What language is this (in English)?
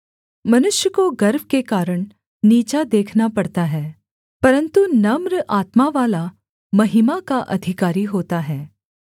Hindi